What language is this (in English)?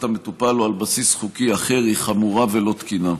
Hebrew